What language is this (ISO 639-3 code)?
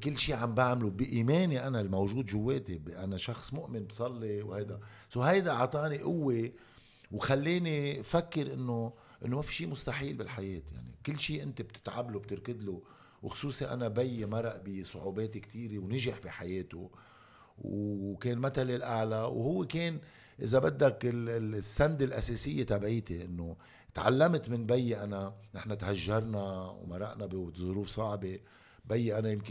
ara